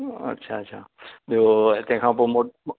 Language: Sindhi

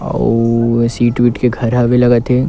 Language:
Chhattisgarhi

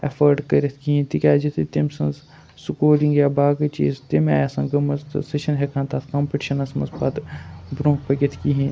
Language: Kashmiri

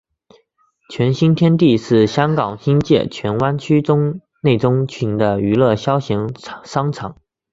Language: Chinese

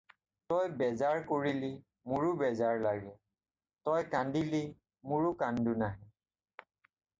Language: Assamese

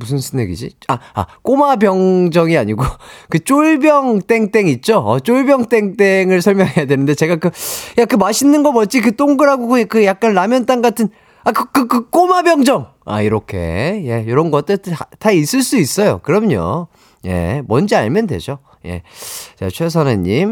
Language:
Korean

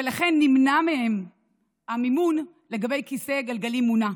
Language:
Hebrew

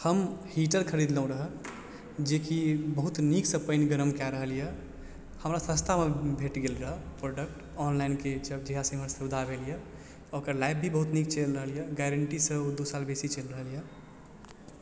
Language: Maithili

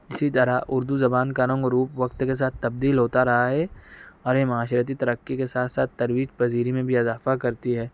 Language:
Urdu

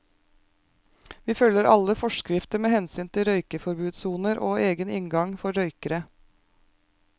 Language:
Norwegian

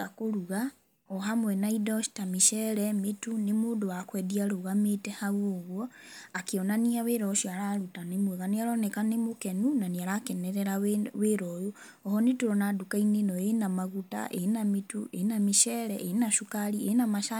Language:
Kikuyu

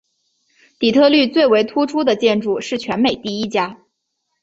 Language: Chinese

